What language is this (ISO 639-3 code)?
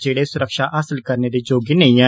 doi